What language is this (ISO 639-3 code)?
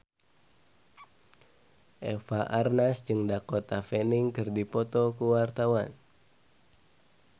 sun